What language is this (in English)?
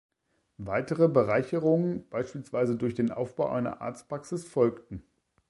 German